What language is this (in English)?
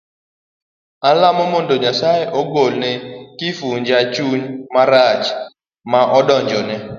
Luo (Kenya and Tanzania)